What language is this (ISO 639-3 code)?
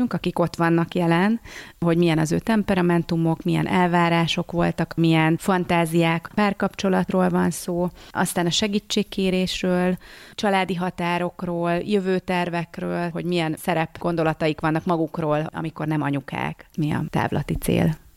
hun